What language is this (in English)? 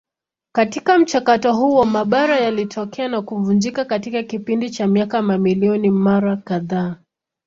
Swahili